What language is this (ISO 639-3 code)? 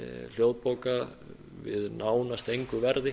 isl